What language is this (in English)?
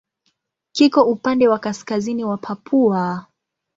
Swahili